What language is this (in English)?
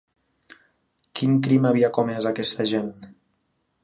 Catalan